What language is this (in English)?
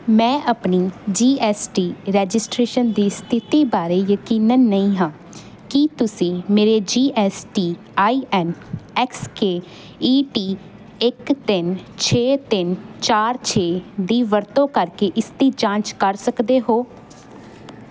Punjabi